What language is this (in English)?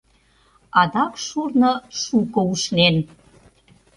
Mari